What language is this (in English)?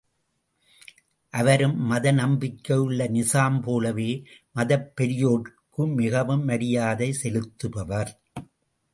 Tamil